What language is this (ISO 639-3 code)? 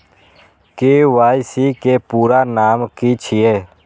mai